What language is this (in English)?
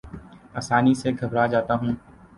Urdu